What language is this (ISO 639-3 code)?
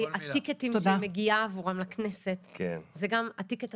heb